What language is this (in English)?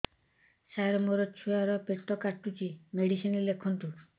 Odia